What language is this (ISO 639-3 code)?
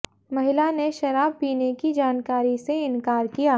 hin